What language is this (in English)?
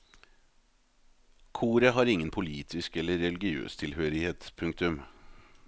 Norwegian